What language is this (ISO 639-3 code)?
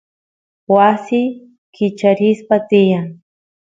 qus